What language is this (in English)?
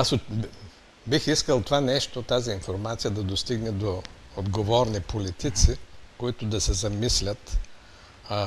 Bulgarian